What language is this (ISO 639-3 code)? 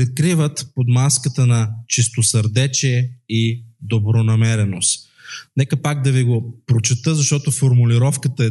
bul